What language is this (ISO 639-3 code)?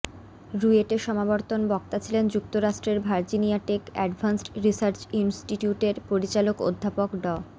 ben